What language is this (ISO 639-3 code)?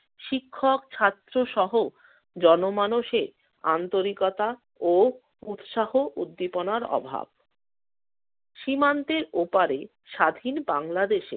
ben